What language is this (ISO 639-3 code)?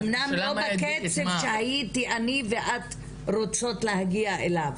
heb